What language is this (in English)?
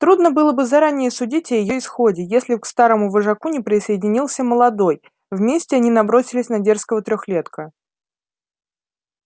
Russian